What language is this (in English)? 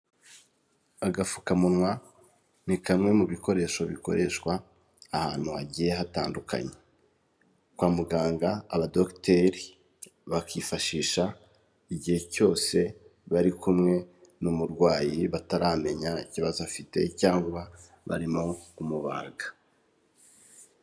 Kinyarwanda